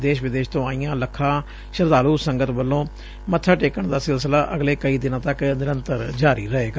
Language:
Punjabi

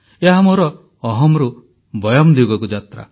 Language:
Odia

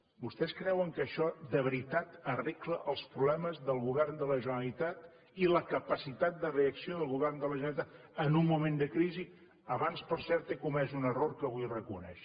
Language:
Catalan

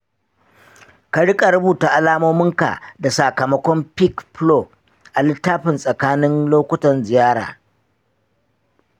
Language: Hausa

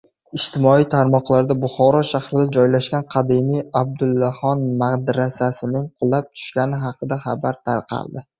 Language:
Uzbek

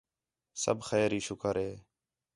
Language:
Khetrani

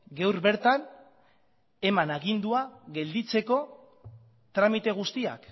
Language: Basque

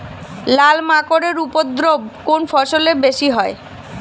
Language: Bangla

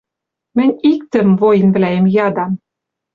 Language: Western Mari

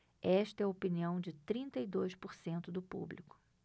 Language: Portuguese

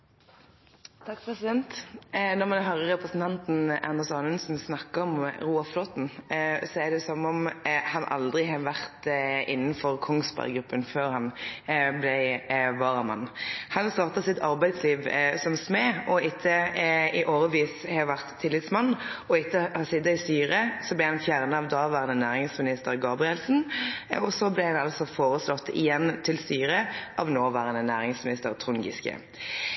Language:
Norwegian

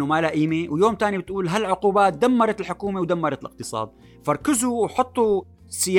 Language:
Arabic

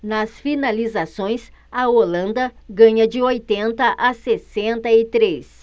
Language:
Portuguese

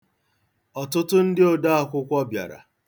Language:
Igbo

